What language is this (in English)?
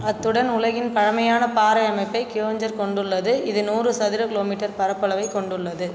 Tamil